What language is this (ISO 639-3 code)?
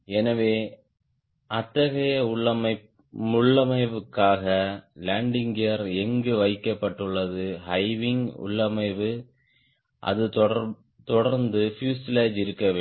tam